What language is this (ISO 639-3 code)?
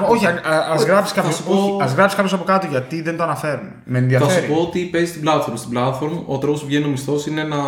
ell